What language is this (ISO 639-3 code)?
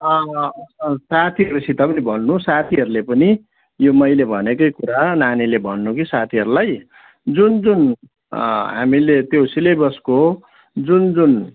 nep